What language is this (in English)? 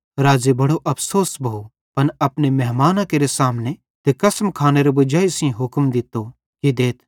Bhadrawahi